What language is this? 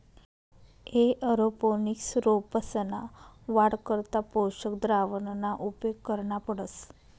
Marathi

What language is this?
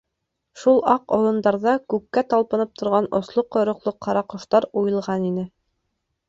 Bashkir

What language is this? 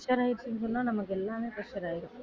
Tamil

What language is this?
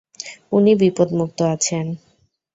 Bangla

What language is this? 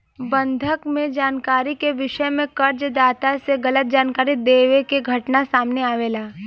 Bhojpuri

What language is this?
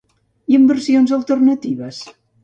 Catalan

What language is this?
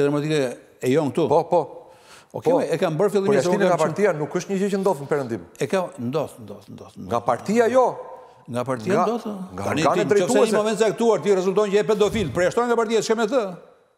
English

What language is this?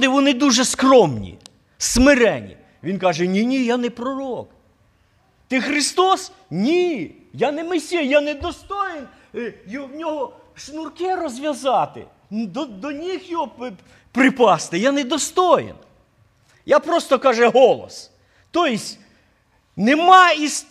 Ukrainian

